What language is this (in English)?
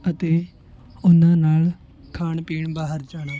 Punjabi